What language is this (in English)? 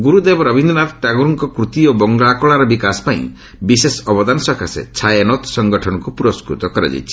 Odia